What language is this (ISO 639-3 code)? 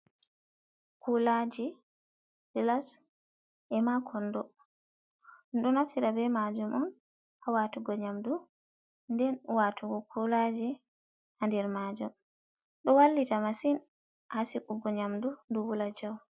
ful